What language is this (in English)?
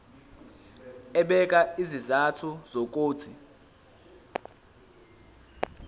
Zulu